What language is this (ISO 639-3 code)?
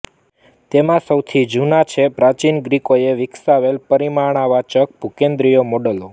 guj